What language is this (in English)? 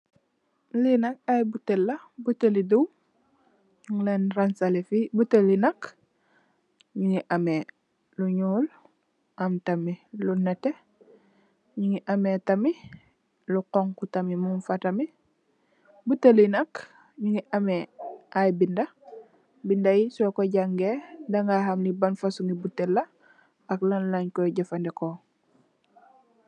Wolof